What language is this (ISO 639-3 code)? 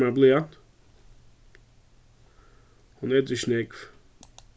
fao